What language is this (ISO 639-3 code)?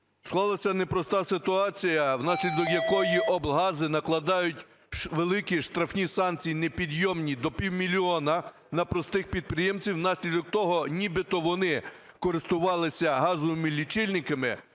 ukr